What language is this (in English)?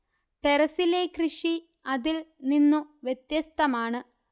Malayalam